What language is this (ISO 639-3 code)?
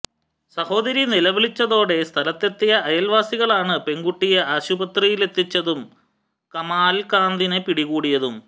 mal